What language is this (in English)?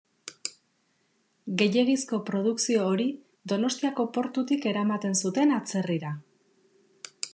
Basque